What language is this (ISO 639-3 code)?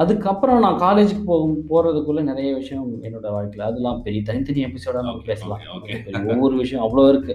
tam